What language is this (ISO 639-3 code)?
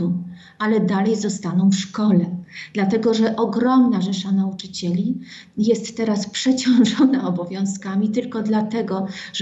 pol